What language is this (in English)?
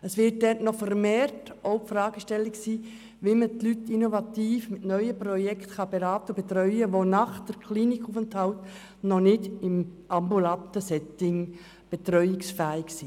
Swiss German